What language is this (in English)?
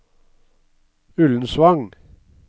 Norwegian